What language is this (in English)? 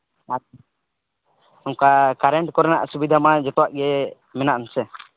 Santali